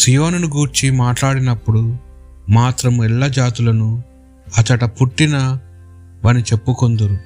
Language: Telugu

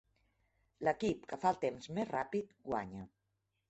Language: Catalan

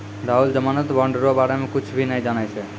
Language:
Maithili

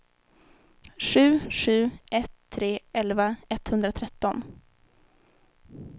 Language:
Swedish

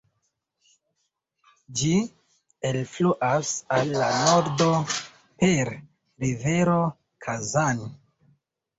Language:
Esperanto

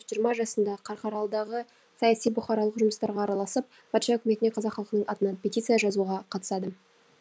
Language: Kazakh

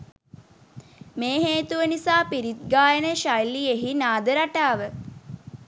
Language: Sinhala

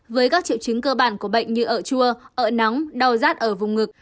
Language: Vietnamese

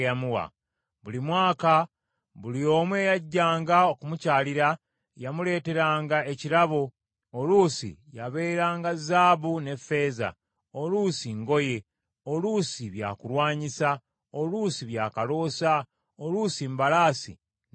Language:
Ganda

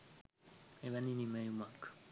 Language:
Sinhala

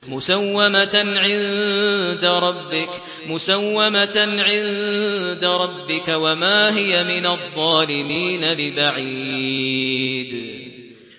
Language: Arabic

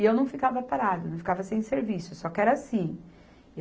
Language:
Portuguese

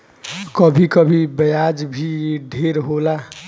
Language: Bhojpuri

